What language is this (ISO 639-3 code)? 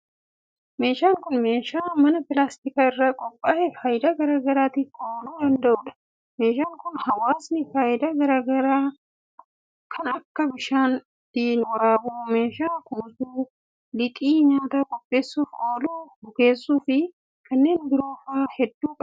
orm